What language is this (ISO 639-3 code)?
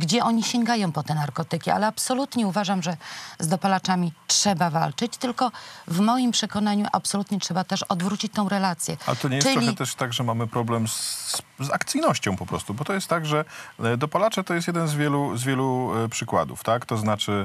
pol